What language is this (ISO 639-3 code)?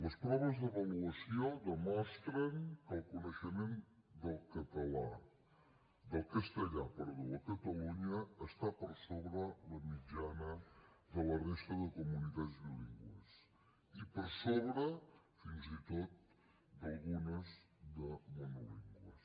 cat